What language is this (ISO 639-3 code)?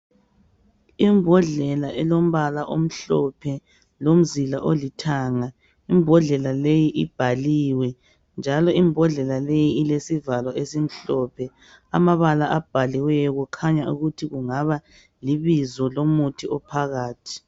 nde